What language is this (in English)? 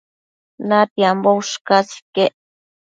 Matsés